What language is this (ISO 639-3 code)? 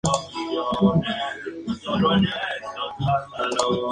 spa